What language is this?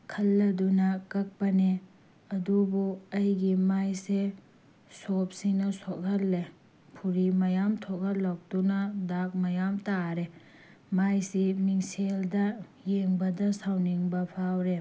Manipuri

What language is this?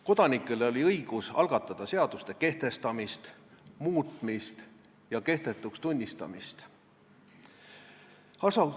Estonian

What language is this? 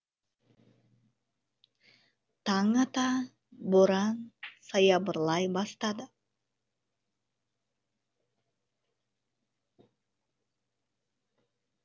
Kazakh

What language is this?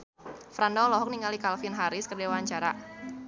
Sundanese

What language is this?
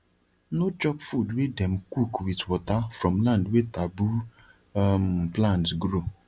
Nigerian Pidgin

